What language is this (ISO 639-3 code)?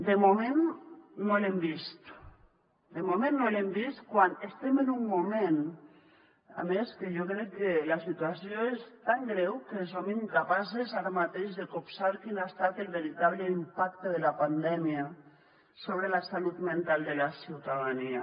cat